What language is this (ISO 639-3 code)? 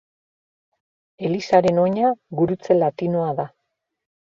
eus